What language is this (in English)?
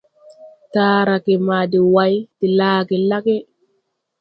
Tupuri